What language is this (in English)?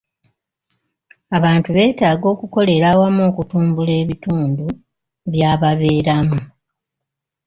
Ganda